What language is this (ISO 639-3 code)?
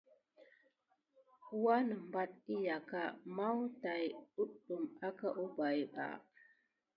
gid